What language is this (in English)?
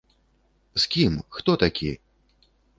Belarusian